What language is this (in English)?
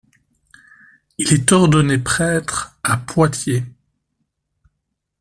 French